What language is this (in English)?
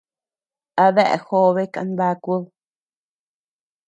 Tepeuxila Cuicatec